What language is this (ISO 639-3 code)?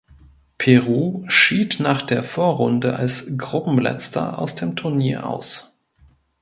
deu